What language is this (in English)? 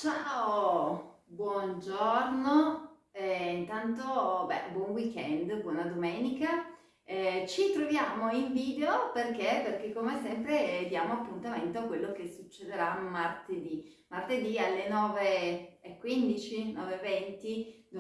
Italian